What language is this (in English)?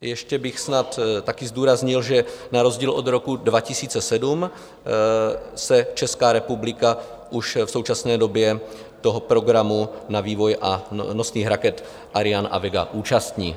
Czech